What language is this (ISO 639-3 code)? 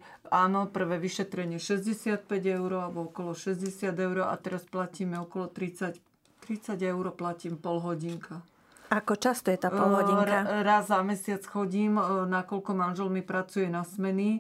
slk